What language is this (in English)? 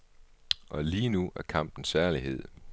Danish